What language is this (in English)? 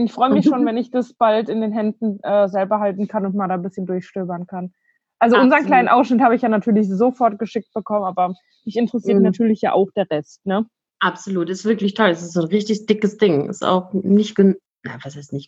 German